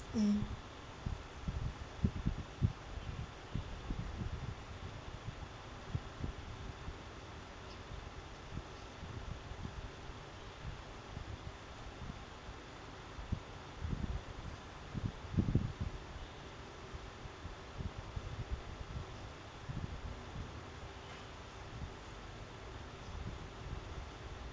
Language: English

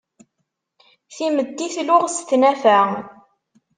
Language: Kabyle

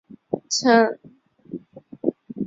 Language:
Chinese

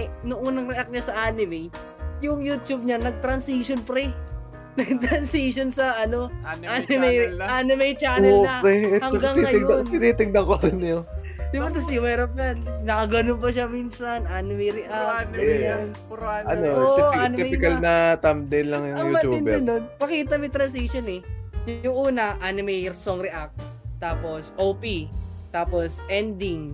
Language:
Filipino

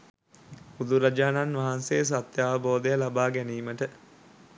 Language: Sinhala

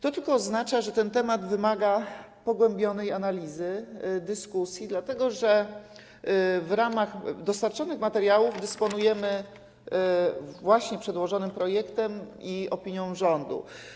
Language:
Polish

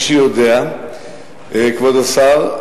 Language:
Hebrew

